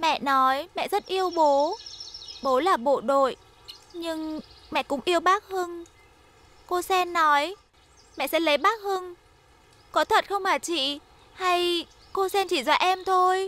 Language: Vietnamese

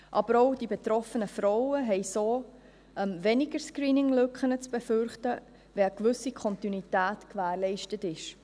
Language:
Swiss German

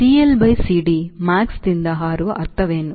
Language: Kannada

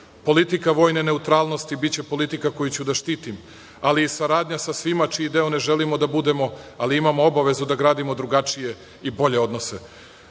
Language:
Serbian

